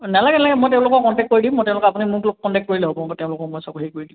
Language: Assamese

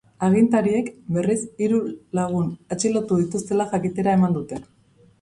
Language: Basque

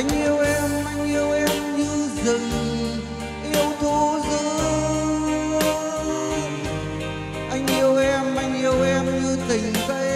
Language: Vietnamese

